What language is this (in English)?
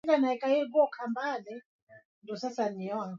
Swahili